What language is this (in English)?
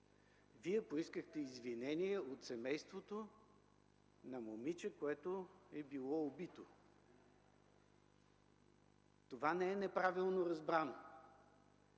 Bulgarian